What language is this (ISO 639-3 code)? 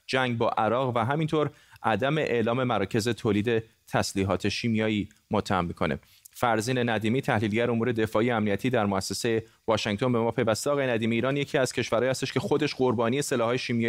fas